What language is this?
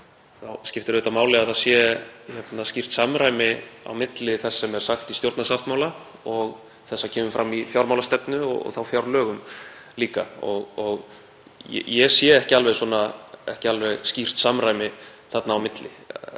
Icelandic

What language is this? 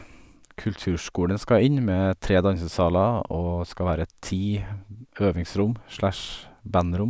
Norwegian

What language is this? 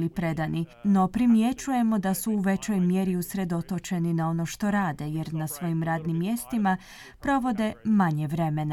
Croatian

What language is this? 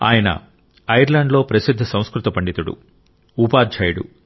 Telugu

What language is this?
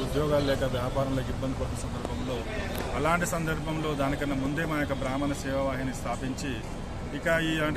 Telugu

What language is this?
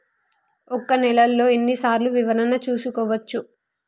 Telugu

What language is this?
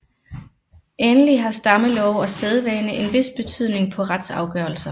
Danish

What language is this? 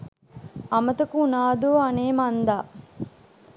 Sinhala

